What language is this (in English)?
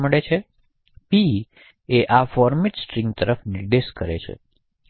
Gujarati